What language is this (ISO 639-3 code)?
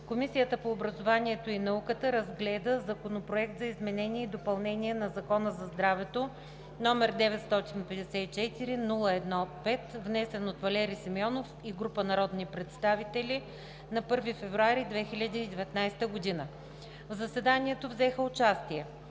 bul